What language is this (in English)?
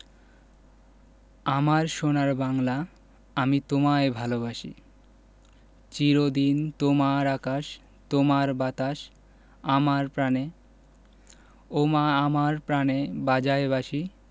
Bangla